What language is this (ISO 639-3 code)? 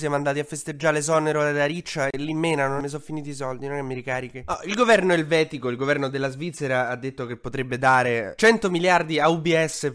ita